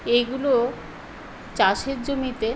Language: Bangla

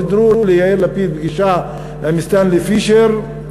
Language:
Hebrew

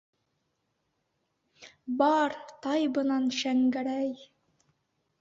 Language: Bashkir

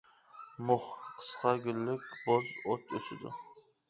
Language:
Uyghur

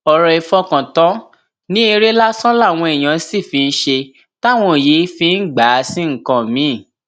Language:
Yoruba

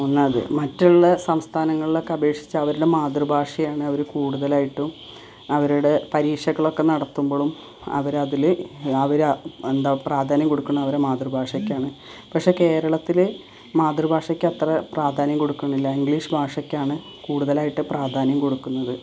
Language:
Malayalam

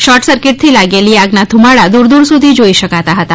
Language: Gujarati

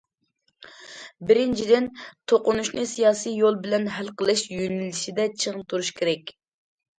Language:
Uyghur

